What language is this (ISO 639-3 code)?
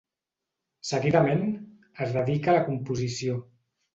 cat